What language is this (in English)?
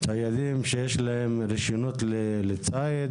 Hebrew